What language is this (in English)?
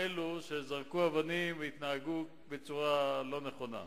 Hebrew